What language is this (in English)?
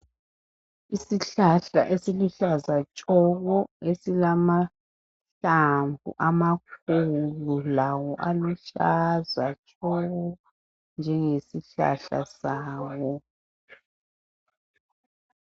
North Ndebele